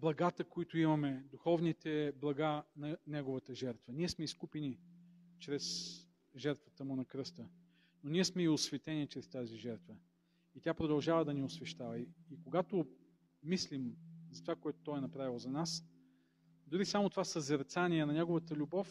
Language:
Bulgarian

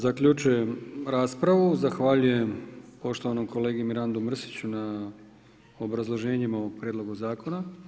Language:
Croatian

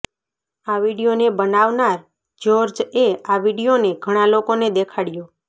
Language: Gujarati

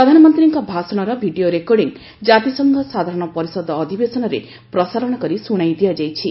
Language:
Odia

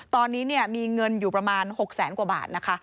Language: Thai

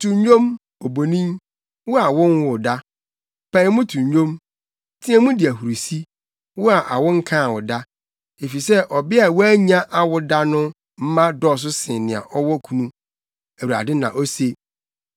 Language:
Akan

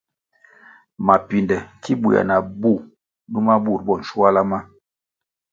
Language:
Kwasio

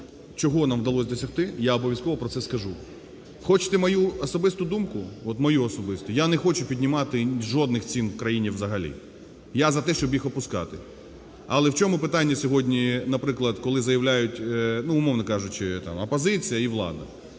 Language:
Ukrainian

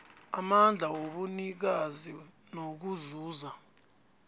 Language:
South Ndebele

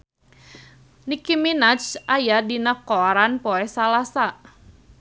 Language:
Sundanese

